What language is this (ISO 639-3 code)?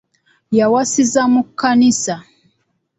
lug